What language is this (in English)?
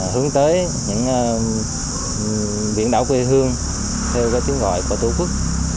Vietnamese